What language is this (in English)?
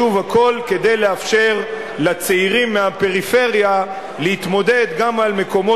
Hebrew